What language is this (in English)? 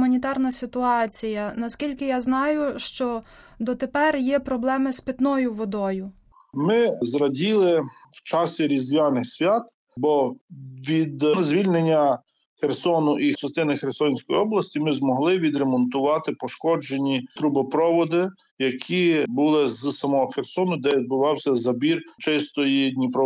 Ukrainian